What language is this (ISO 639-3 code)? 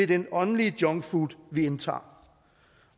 dan